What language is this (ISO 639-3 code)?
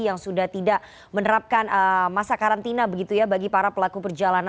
ind